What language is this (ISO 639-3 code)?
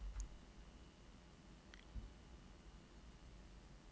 nor